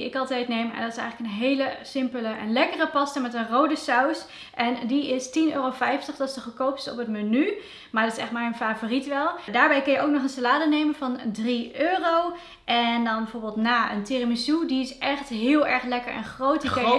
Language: Dutch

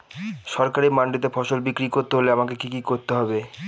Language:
Bangla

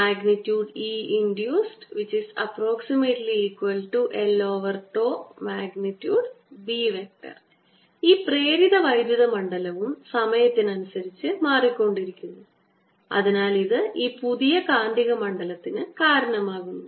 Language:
Malayalam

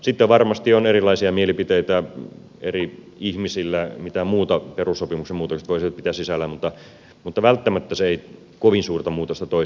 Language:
Finnish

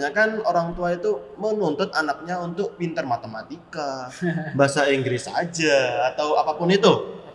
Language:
Indonesian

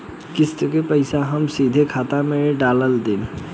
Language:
Bhojpuri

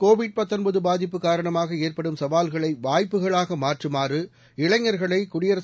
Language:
Tamil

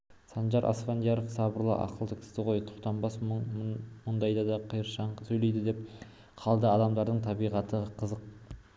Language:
Kazakh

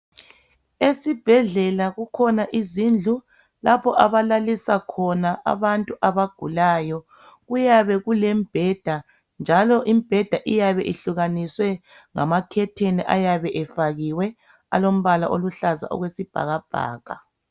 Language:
North Ndebele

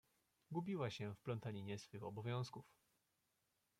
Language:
Polish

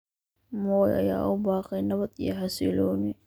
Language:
Somali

